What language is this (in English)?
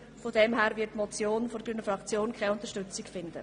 Swiss German